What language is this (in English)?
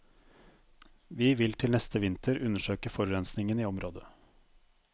Norwegian